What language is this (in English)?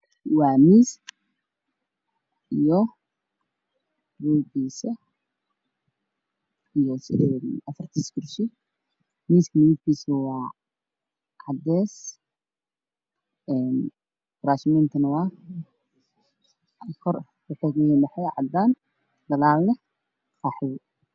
Somali